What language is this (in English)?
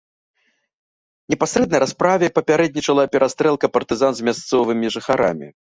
Belarusian